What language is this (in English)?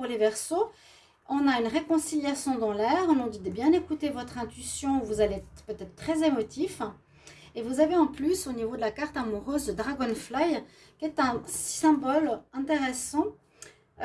French